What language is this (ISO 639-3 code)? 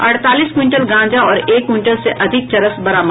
hin